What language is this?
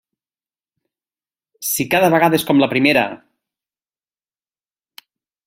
Catalan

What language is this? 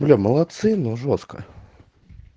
Russian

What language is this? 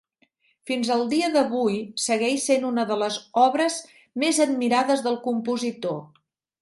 Catalan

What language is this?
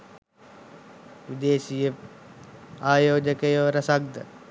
Sinhala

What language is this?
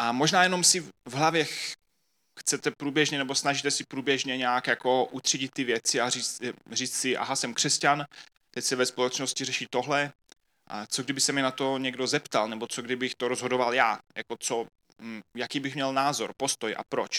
Czech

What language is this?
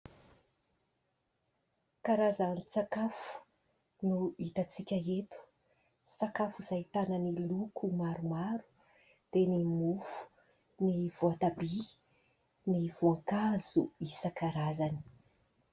Malagasy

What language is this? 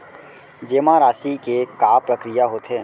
Chhattisgarhi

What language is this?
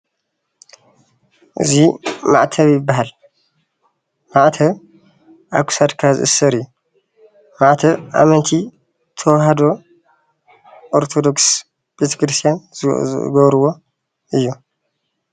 Tigrinya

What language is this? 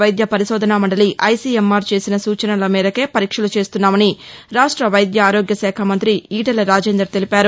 Telugu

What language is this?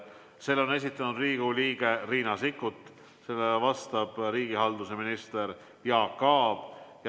Estonian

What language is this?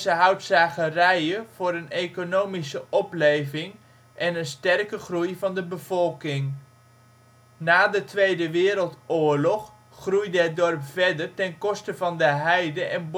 Dutch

